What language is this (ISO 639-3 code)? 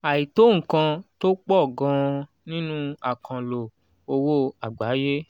yor